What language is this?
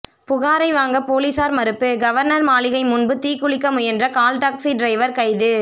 Tamil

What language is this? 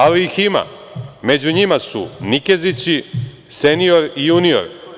Serbian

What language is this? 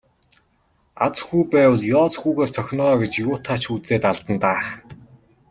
Mongolian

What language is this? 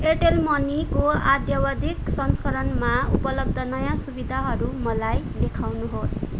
Nepali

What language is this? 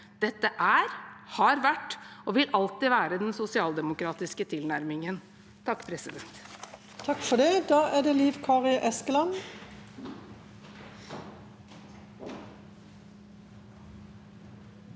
Norwegian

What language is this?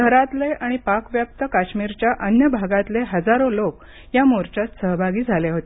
Marathi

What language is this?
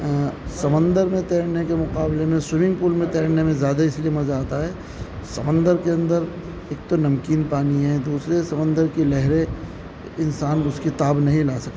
Urdu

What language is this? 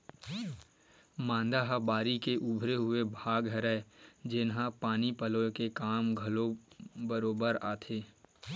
Chhattisgarhi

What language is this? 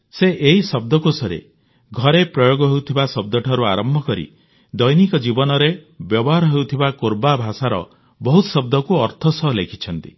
Odia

